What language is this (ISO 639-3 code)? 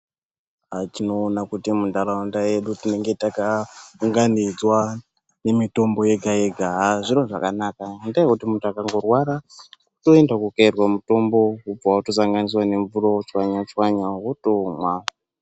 ndc